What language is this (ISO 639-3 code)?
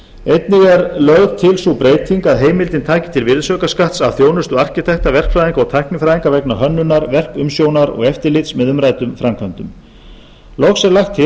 isl